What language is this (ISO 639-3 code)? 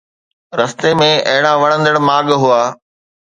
snd